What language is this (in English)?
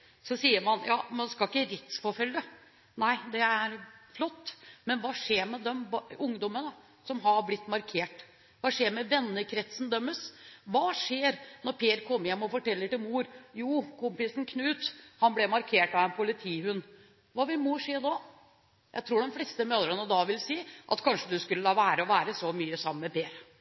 Norwegian Bokmål